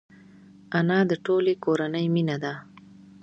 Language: Pashto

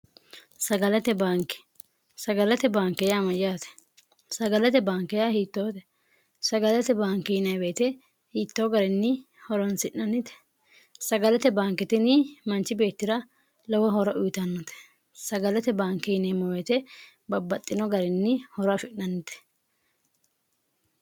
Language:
Sidamo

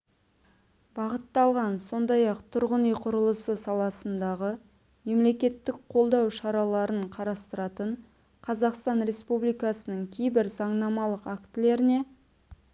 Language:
Kazakh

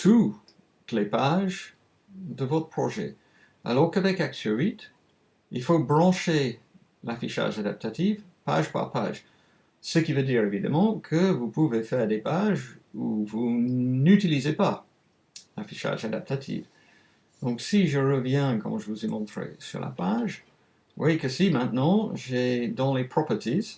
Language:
French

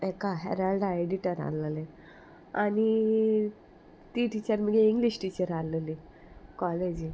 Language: Konkani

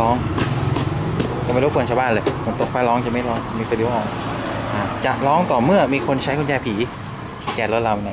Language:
Thai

